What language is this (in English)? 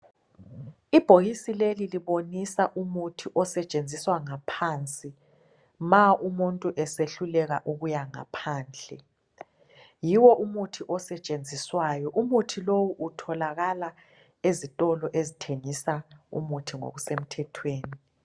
North Ndebele